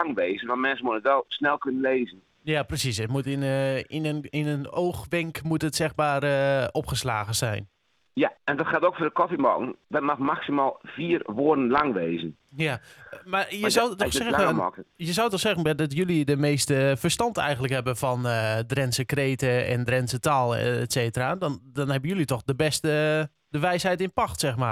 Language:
Dutch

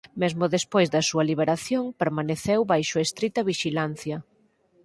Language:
Galician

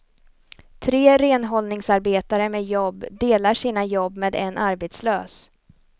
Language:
Swedish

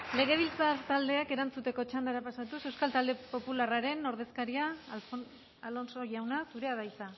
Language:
Basque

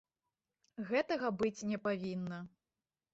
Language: Belarusian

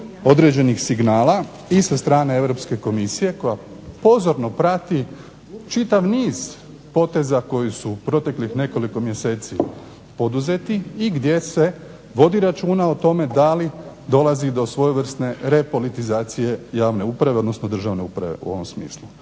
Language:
Croatian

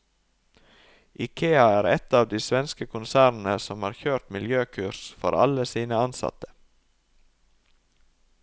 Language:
Norwegian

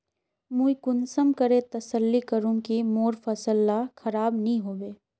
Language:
Magahi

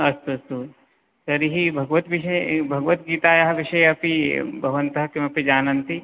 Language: Sanskrit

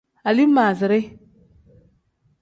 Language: Tem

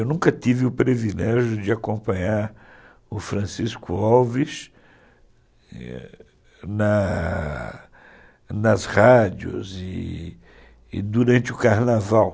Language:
Portuguese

